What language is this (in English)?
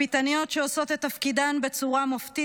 Hebrew